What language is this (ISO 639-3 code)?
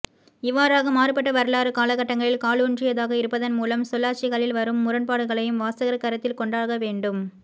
tam